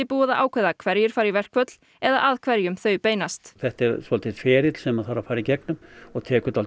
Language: Icelandic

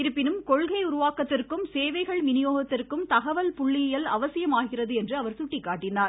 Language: Tamil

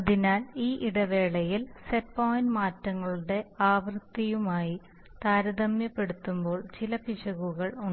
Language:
Malayalam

